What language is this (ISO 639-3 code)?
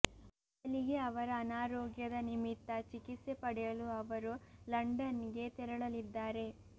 kan